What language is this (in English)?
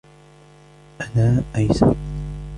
Arabic